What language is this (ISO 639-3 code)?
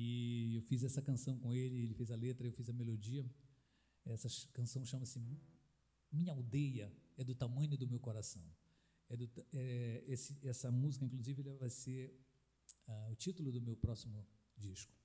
por